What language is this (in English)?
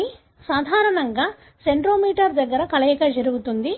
Telugu